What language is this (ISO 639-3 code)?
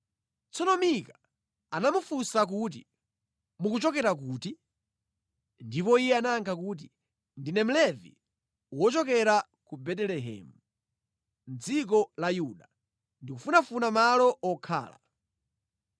nya